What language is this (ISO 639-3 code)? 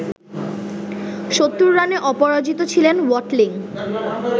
ben